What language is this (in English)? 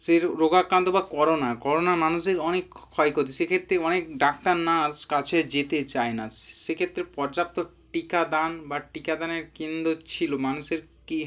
Bangla